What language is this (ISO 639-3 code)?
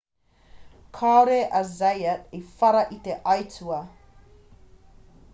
mri